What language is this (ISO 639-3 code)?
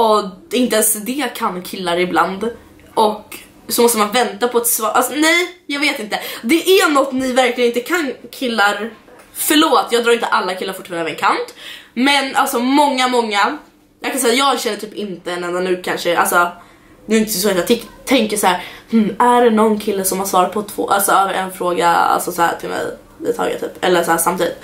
swe